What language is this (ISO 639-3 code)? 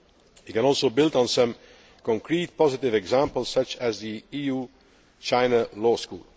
eng